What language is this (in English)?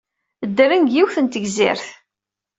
Kabyle